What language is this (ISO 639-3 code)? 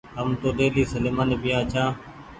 gig